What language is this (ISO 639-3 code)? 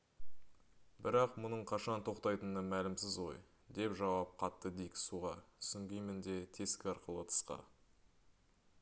kaz